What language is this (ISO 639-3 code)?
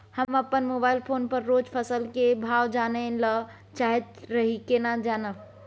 mai